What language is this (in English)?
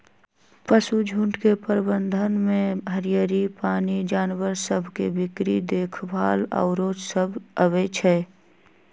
Magahi